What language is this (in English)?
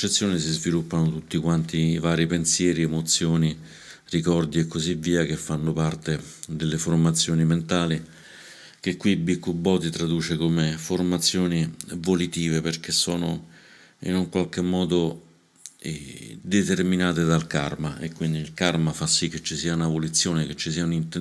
Italian